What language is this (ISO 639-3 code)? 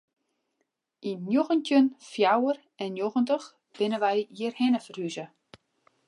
fry